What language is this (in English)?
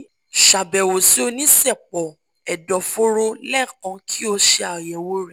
Yoruba